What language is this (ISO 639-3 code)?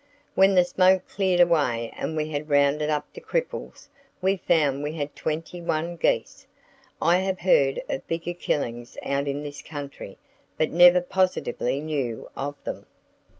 eng